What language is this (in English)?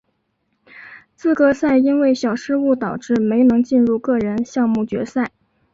Chinese